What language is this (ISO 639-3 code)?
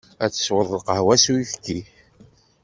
kab